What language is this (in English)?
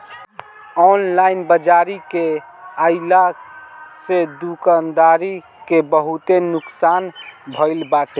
Bhojpuri